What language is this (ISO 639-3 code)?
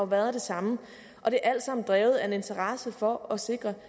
dan